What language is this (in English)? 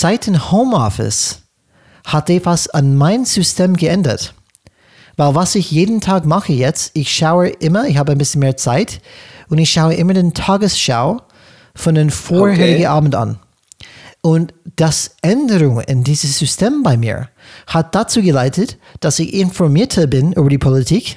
German